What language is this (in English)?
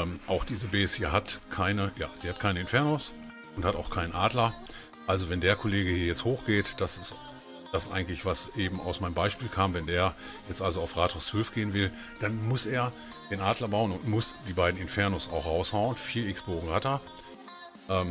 German